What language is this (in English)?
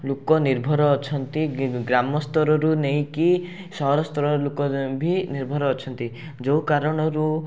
Odia